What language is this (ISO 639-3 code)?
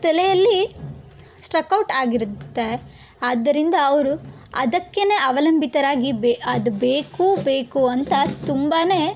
kan